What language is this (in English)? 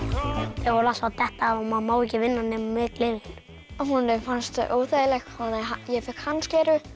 Icelandic